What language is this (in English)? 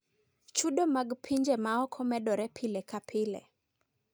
Luo (Kenya and Tanzania)